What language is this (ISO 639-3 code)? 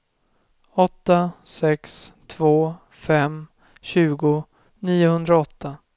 swe